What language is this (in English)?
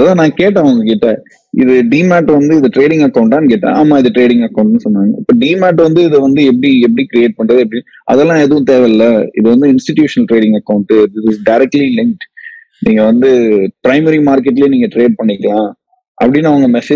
Tamil